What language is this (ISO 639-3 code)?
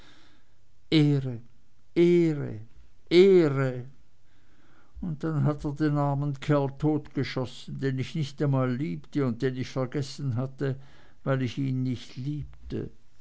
deu